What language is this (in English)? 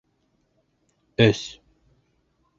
Bashkir